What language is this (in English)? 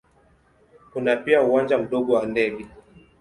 Swahili